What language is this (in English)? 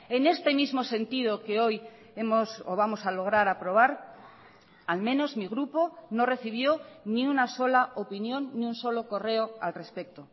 Spanish